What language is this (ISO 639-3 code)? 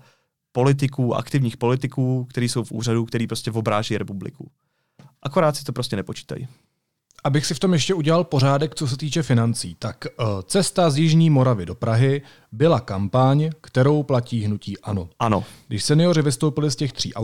ces